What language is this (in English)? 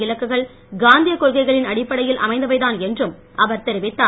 Tamil